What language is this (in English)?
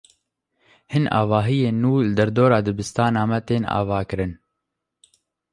Kurdish